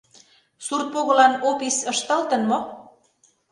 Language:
Mari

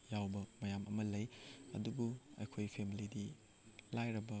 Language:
Manipuri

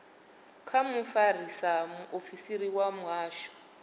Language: Venda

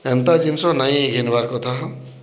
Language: Odia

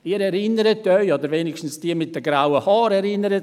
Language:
Swiss German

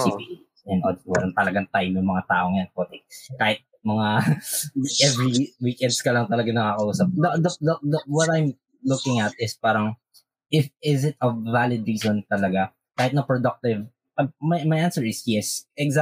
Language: Filipino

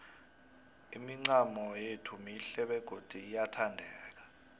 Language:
South Ndebele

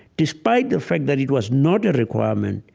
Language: English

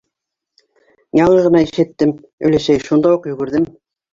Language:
Bashkir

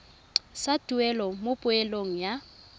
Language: Tswana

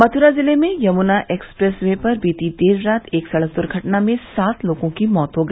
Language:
Hindi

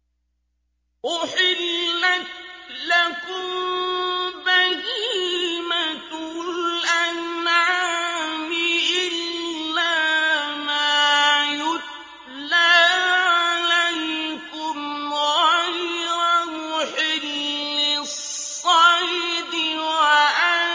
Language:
Arabic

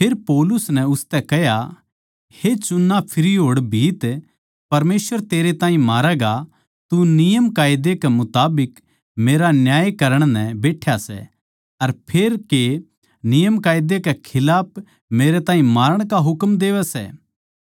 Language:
Haryanvi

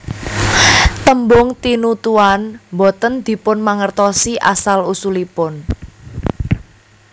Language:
Javanese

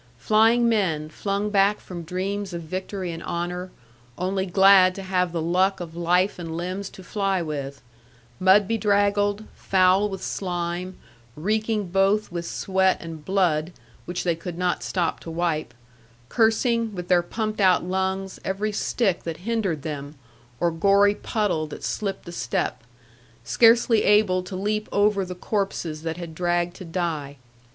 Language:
English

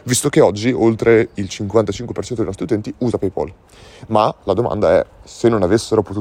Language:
Italian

